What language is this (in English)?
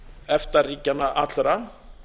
Icelandic